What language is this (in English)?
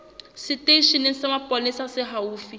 Southern Sotho